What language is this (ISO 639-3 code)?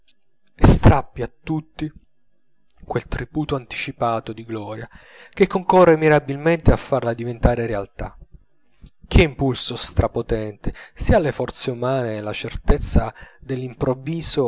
ita